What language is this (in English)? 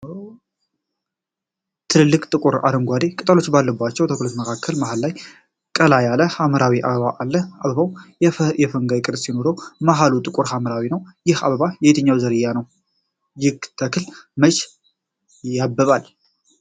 Amharic